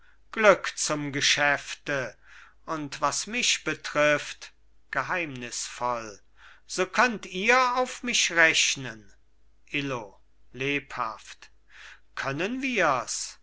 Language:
German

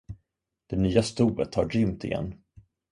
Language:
Swedish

